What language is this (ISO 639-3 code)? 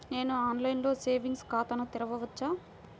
tel